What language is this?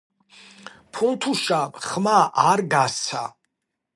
Georgian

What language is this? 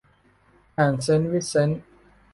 Thai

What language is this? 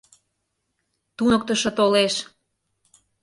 Mari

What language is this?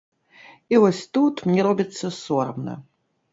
Belarusian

